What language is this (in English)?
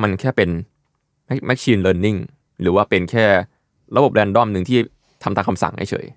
Thai